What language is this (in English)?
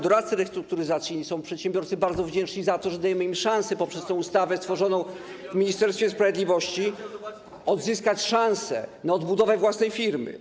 Polish